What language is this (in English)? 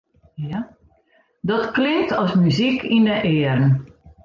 Western Frisian